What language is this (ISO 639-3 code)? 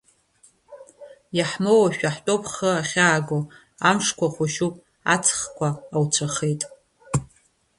abk